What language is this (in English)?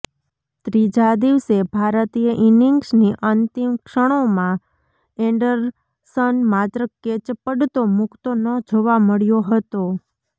Gujarati